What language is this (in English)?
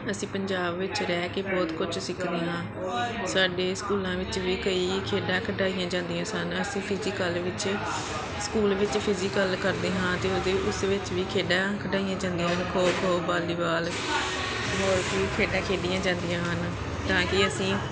Punjabi